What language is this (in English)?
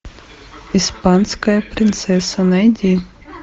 Russian